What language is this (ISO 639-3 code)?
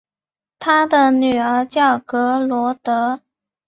zho